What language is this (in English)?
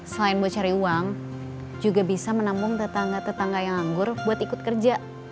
Indonesian